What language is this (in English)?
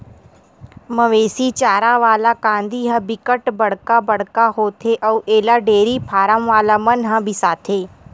Chhattisgarhi